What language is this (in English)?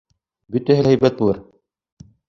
Bashkir